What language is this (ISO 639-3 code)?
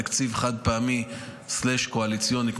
heb